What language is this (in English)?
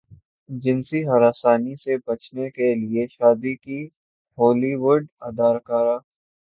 Urdu